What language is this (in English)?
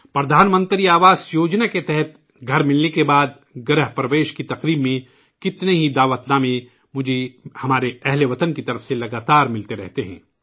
Urdu